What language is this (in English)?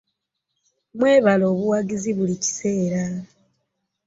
Ganda